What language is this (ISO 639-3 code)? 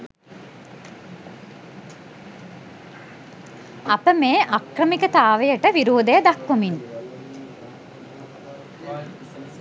sin